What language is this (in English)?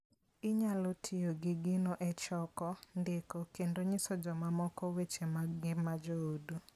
Luo (Kenya and Tanzania)